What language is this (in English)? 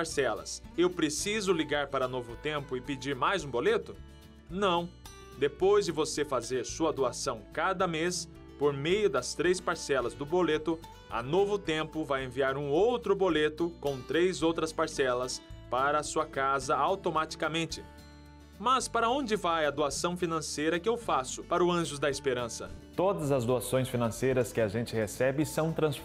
Portuguese